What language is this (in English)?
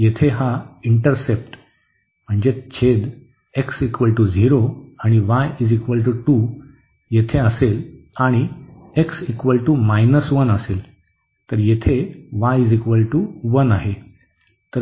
Marathi